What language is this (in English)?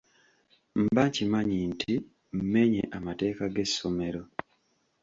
Ganda